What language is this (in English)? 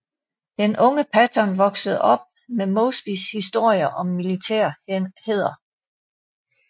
Danish